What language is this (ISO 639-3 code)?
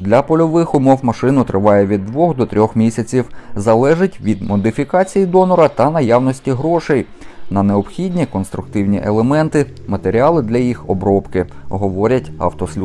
ukr